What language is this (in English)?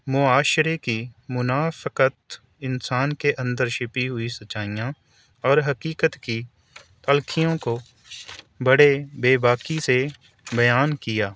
Urdu